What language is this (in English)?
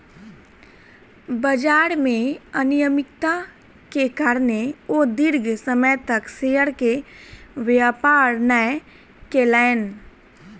Maithili